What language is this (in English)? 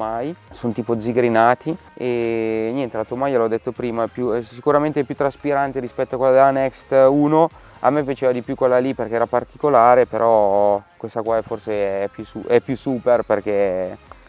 Italian